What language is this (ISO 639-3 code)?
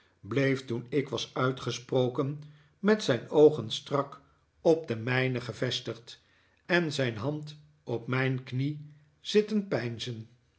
nld